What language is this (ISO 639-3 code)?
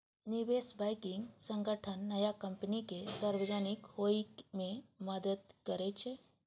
mai